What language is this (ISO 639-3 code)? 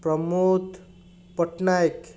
ori